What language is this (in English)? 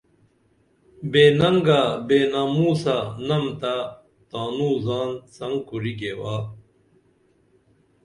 Dameli